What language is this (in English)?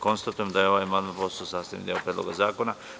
Serbian